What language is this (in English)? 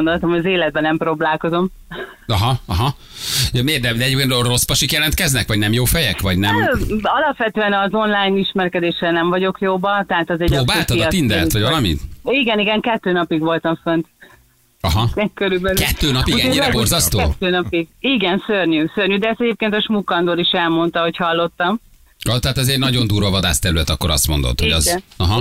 Hungarian